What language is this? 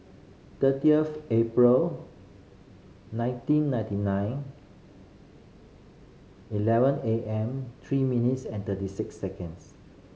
English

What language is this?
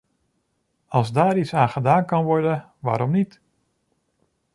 Dutch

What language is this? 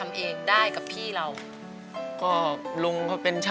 Thai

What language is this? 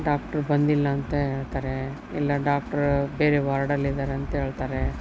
Kannada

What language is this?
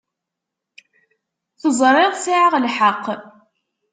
Kabyle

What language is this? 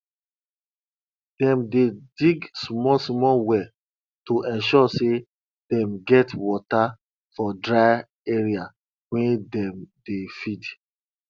Nigerian Pidgin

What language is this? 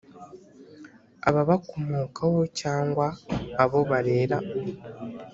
Kinyarwanda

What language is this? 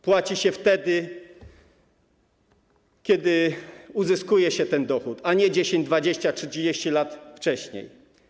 Polish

